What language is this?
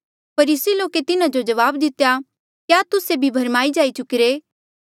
Mandeali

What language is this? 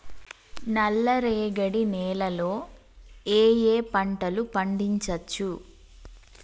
Telugu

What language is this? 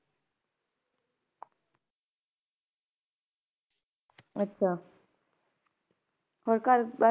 Punjabi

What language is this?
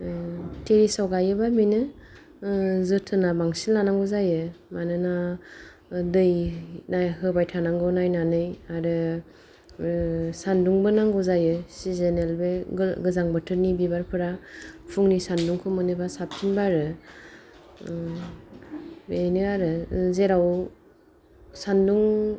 Bodo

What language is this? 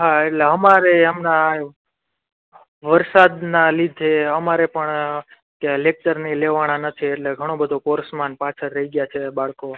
Gujarati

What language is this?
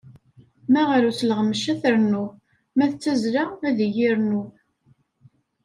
Kabyle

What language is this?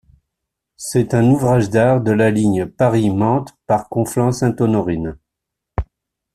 French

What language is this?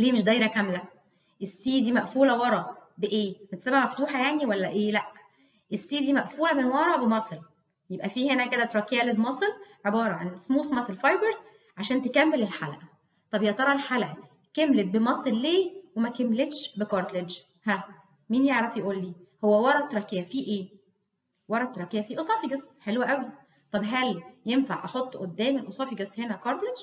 Arabic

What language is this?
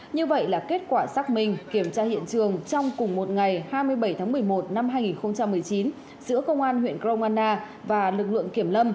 Vietnamese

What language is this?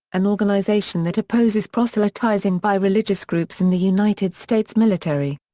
English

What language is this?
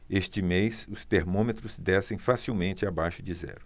Portuguese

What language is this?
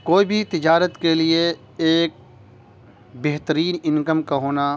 Urdu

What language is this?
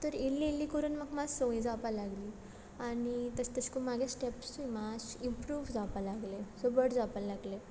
Konkani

